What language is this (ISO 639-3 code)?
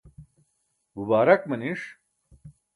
bsk